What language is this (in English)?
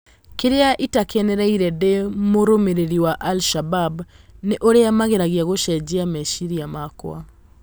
Kikuyu